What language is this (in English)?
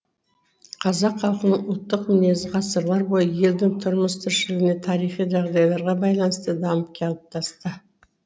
Kazakh